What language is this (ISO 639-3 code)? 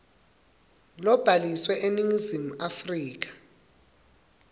ssw